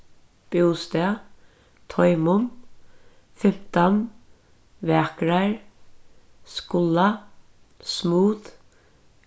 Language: Faroese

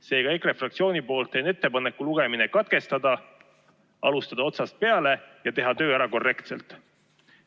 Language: Estonian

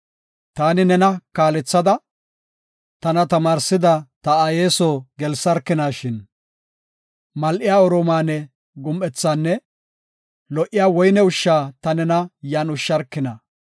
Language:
Gofa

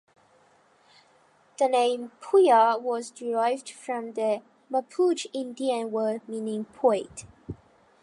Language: English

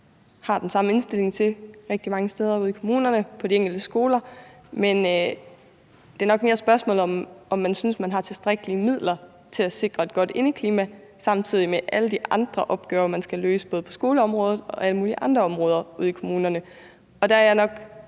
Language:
Danish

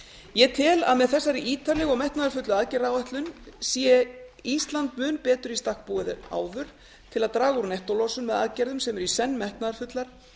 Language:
Icelandic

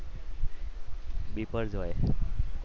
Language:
Gujarati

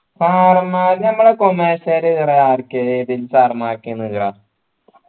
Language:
Malayalam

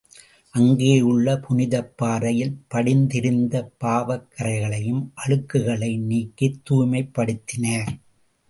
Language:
Tamil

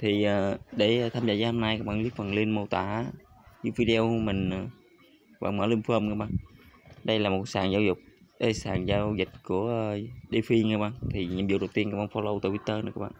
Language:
Vietnamese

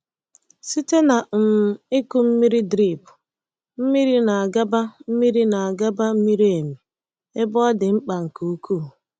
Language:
Igbo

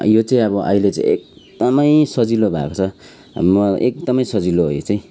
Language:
Nepali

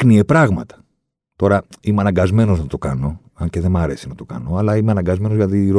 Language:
Greek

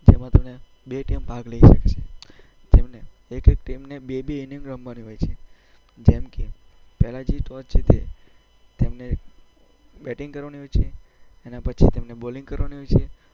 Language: Gujarati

